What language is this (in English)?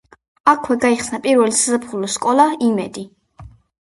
Georgian